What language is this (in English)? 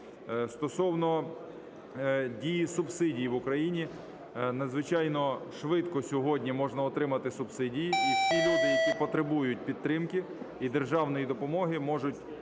Ukrainian